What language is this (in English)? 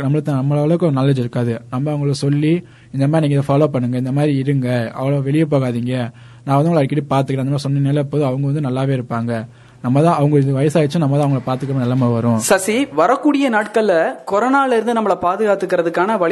Tamil